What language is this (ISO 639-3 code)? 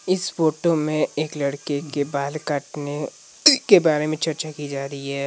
hin